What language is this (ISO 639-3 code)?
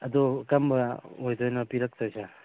mni